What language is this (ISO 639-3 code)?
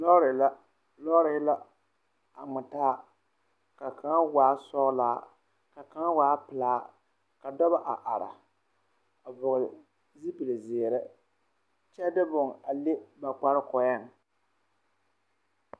dga